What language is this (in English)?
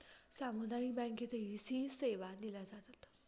Marathi